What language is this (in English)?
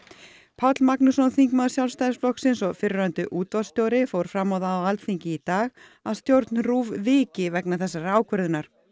Icelandic